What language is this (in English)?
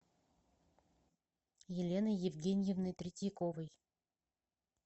Russian